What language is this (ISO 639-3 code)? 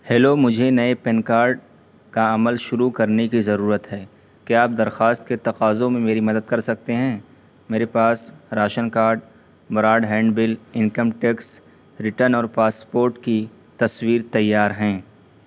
urd